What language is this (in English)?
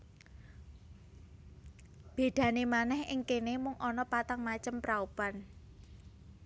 Javanese